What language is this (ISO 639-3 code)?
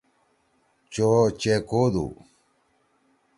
trw